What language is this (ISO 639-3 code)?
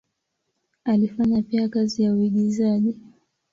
swa